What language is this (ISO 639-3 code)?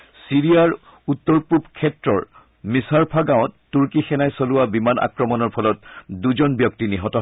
asm